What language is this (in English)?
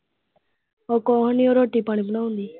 Punjabi